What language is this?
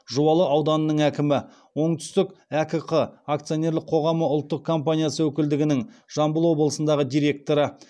Kazakh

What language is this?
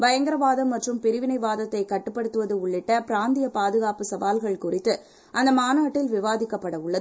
Tamil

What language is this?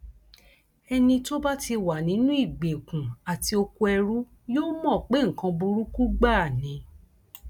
Yoruba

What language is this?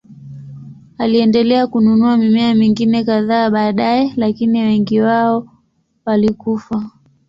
Swahili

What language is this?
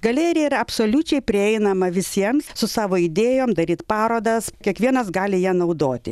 Lithuanian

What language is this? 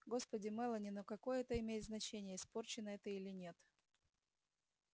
Russian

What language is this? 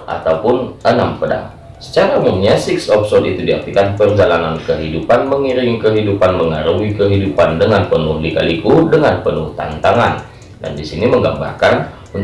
Indonesian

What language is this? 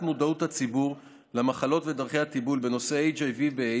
Hebrew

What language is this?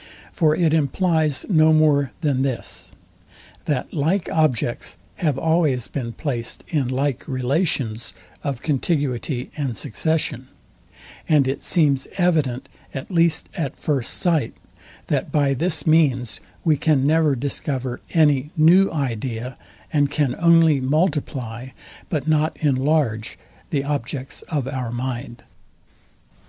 English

